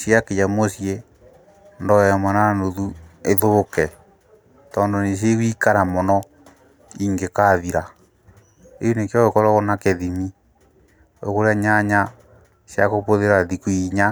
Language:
Kikuyu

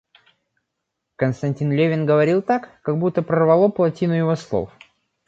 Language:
Russian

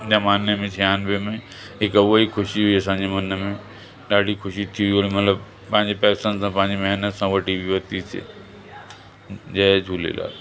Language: Sindhi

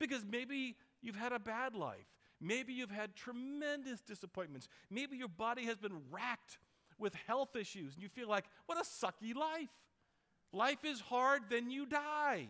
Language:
English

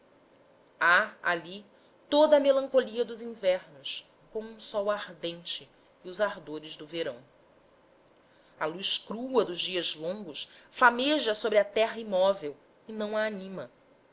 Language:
Portuguese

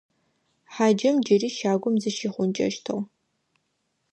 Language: Adyghe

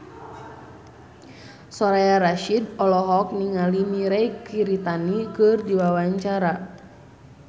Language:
Sundanese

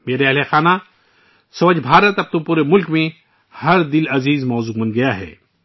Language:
Urdu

